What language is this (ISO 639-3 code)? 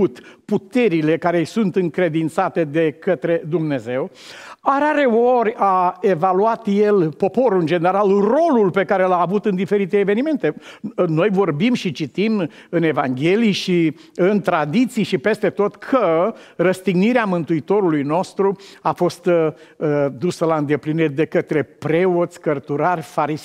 ron